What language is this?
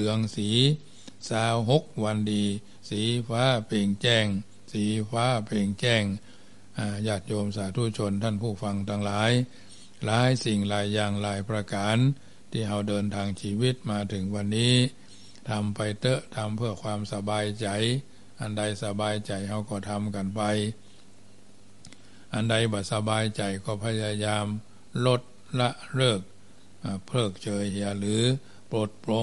Thai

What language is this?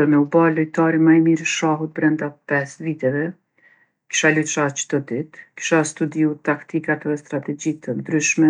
Gheg Albanian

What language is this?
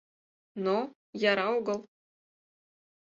Mari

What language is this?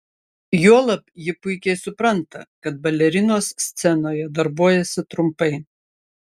Lithuanian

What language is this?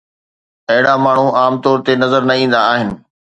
Sindhi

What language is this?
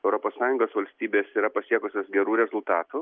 Lithuanian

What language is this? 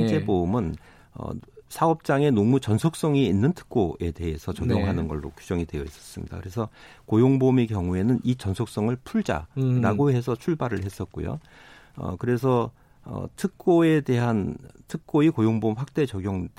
Korean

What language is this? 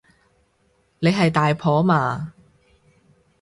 Cantonese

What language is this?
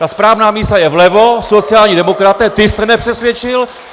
Czech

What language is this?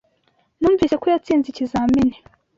Kinyarwanda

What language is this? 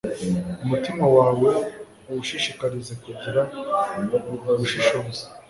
Kinyarwanda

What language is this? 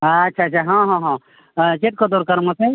Santali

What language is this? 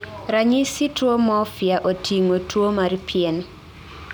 Luo (Kenya and Tanzania)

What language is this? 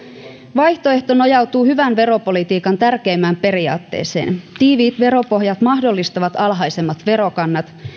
Finnish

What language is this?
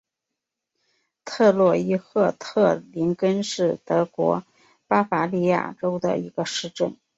Chinese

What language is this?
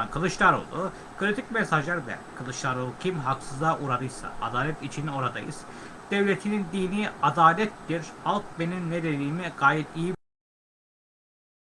Turkish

